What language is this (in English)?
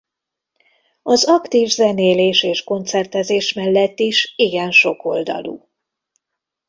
Hungarian